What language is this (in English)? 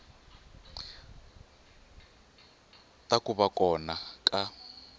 Tsonga